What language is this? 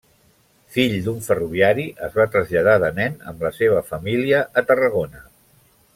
Catalan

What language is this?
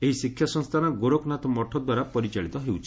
Odia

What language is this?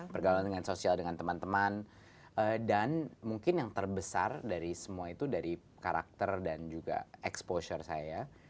Indonesian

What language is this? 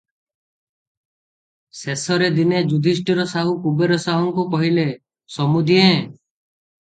Odia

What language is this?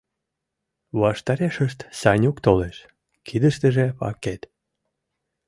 Mari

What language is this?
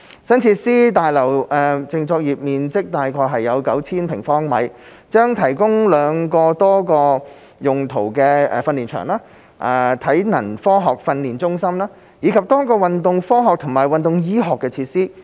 Cantonese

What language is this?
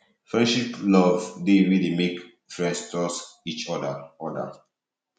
Nigerian Pidgin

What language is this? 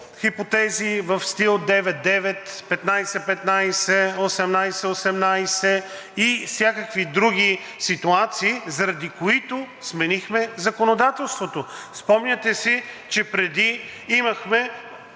Bulgarian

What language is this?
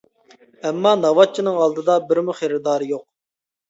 Uyghur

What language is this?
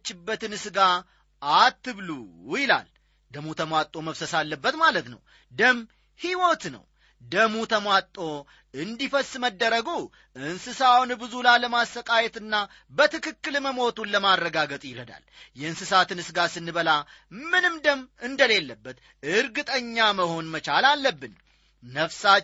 Amharic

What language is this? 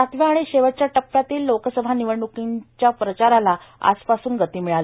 Marathi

